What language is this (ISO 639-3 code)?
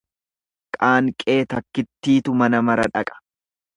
orm